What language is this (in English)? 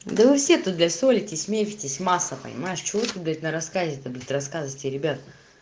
Russian